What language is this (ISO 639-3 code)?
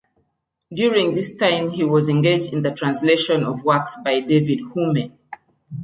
eng